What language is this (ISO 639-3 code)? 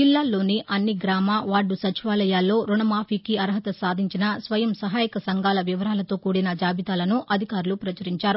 tel